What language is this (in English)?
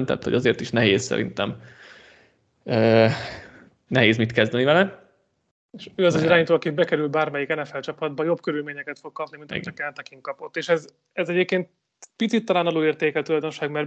Hungarian